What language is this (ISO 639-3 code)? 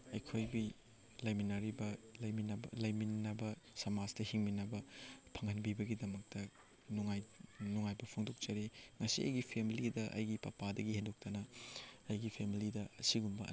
mni